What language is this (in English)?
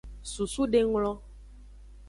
Aja (Benin)